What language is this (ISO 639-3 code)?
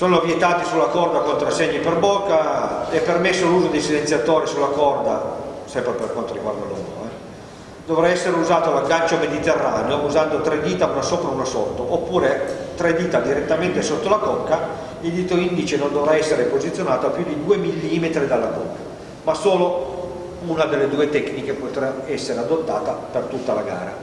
ita